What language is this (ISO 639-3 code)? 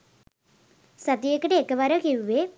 sin